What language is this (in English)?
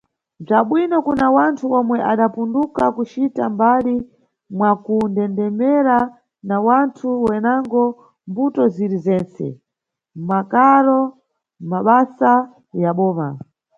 Nyungwe